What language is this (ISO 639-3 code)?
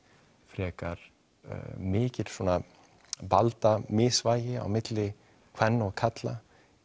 isl